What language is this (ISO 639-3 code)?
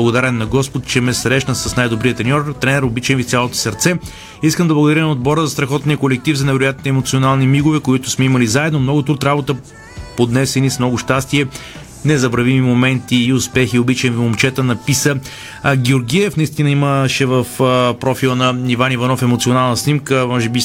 bul